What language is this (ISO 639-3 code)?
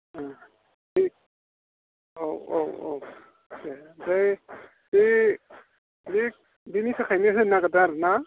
brx